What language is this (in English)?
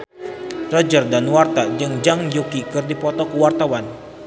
Sundanese